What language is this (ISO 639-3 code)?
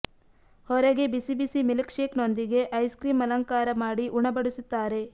kan